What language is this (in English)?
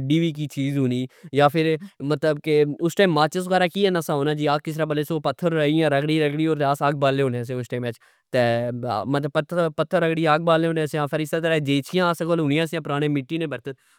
Pahari-Potwari